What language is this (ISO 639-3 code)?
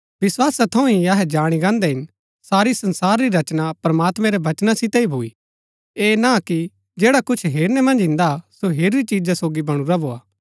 gbk